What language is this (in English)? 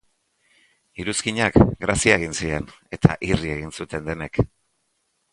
Basque